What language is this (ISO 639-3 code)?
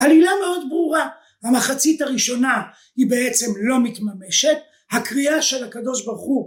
heb